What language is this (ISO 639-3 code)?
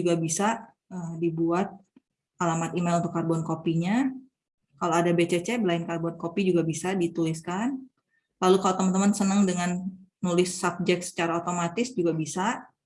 ind